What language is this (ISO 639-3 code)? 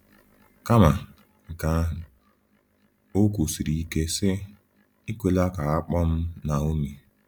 ibo